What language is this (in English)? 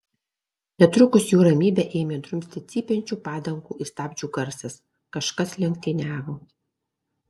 Lithuanian